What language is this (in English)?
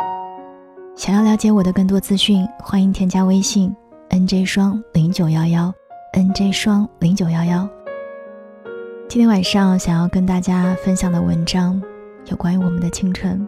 Chinese